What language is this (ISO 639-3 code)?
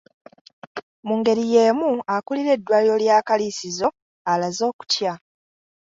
lug